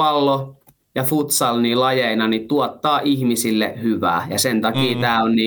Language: Finnish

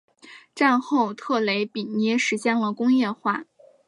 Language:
Chinese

